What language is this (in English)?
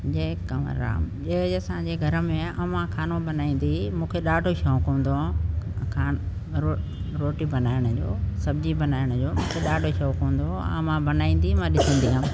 Sindhi